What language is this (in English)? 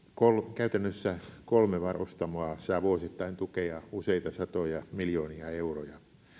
Finnish